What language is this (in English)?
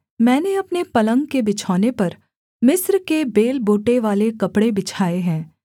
Hindi